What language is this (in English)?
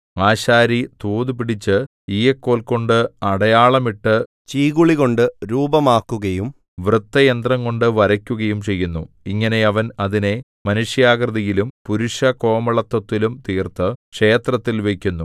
Malayalam